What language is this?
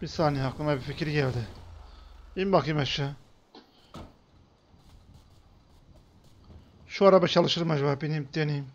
Turkish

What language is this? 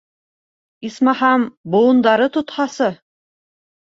Bashkir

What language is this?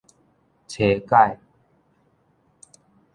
Min Nan Chinese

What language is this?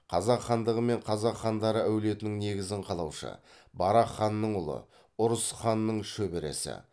Kazakh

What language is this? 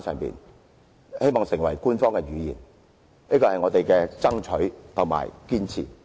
Cantonese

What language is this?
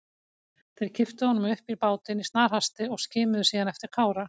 Icelandic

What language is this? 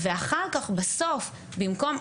Hebrew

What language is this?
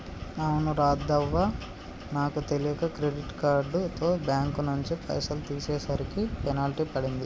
Telugu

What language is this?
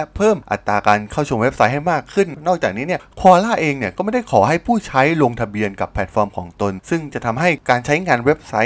Thai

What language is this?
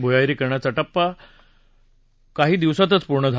Marathi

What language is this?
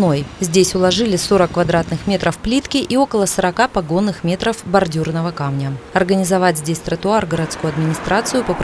Russian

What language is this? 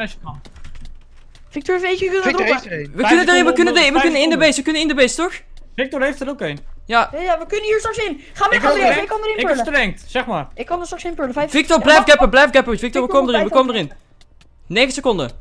Dutch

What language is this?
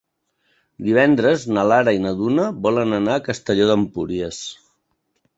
Catalan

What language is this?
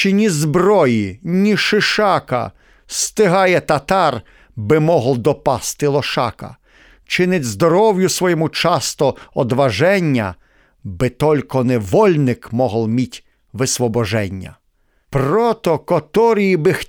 Ukrainian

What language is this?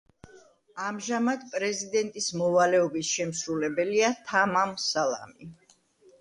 Georgian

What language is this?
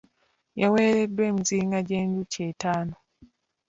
Ganda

